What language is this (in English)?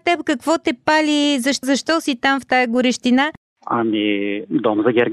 Bulgarian